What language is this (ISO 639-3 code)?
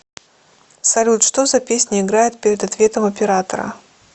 rus